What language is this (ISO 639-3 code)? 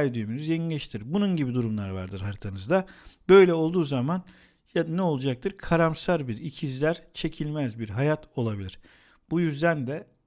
tur